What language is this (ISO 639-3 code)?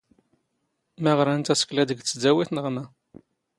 zgh